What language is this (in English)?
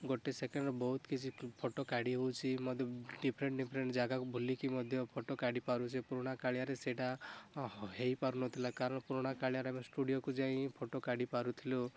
Odia